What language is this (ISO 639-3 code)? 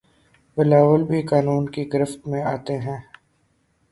urd